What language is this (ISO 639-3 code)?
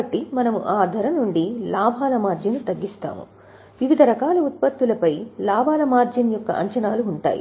tel